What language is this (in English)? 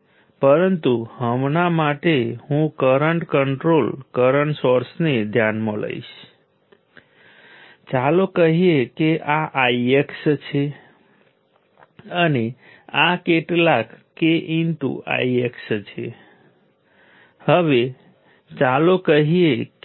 Gujarati